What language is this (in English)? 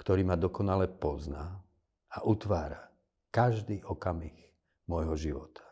Slovak